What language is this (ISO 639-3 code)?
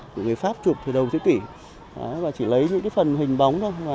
vie